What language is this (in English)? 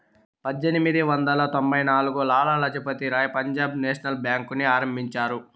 Telugu